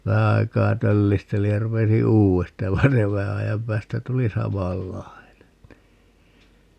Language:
Finnish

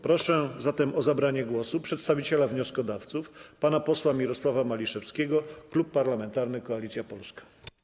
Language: Polish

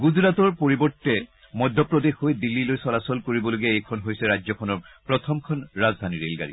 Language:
Assamese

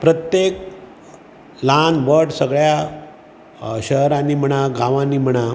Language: Konkani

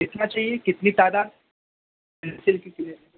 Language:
Urdu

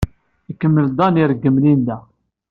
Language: Kabyle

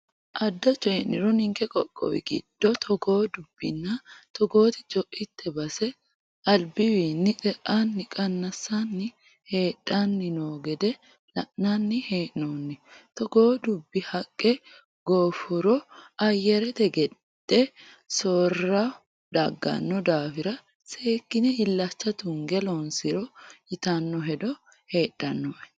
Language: Sidamo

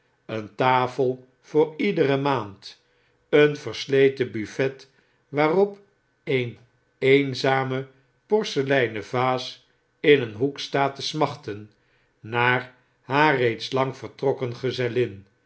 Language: Dutch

